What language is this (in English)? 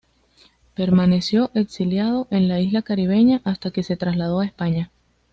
Spanish